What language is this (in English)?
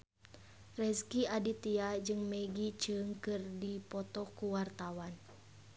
Sundanese